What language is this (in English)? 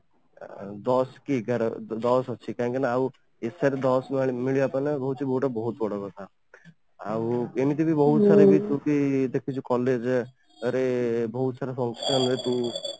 Odia